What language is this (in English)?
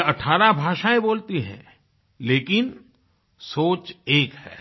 Hindi